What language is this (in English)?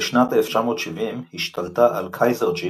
Hebrew